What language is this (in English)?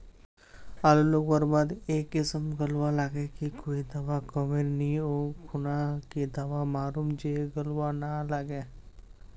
Magahi